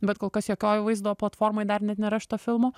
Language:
Lithuanian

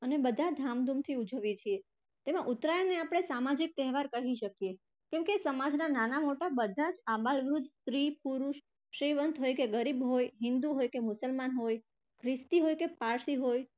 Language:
Gujarati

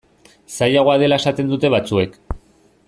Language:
Basque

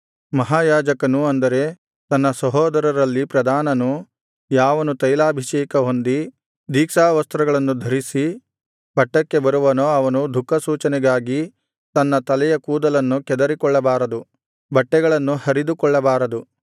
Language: Kannada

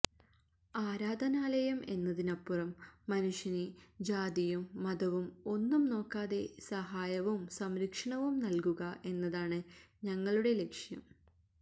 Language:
Malayalam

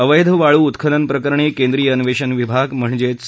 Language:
Marathi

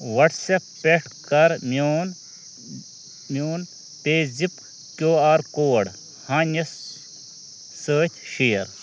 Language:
Kashmiri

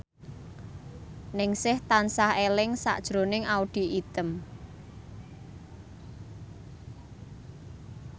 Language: Javanese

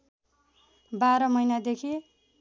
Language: Nepali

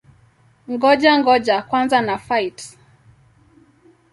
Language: Swahili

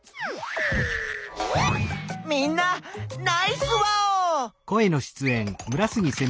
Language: Japanese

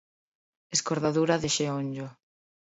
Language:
Galician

